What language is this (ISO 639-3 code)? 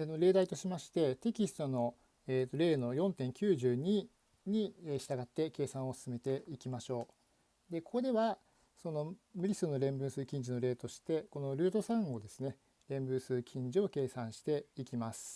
jpn